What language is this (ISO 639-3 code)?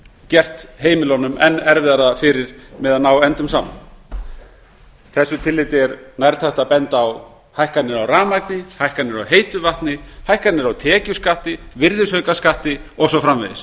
isl